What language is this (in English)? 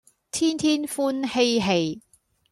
Cantonese